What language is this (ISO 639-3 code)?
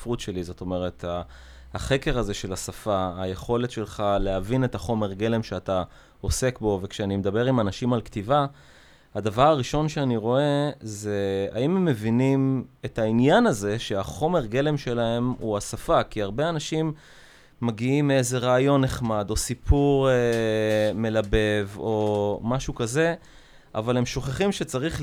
heb